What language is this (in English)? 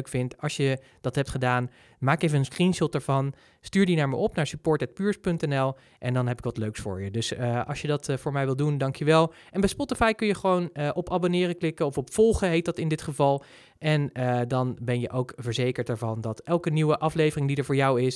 Dutch